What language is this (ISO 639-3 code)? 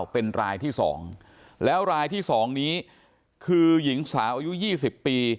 tha